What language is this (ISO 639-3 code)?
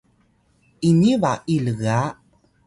tay